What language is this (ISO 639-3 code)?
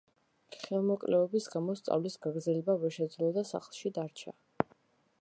kat